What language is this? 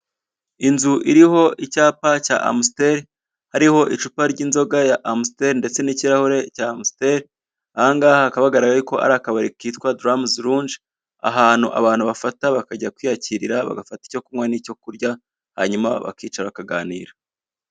Kinyarwanda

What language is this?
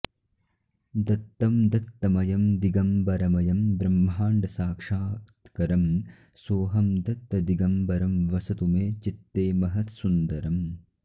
Sanskrit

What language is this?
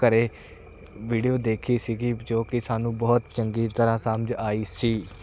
Punjabi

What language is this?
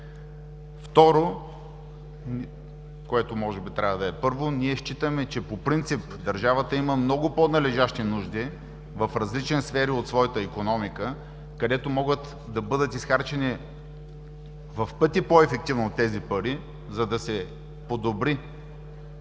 Bulgarian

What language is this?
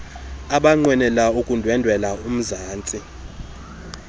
Xhosa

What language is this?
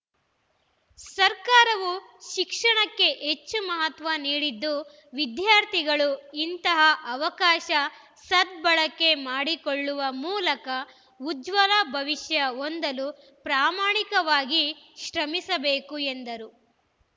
Kannada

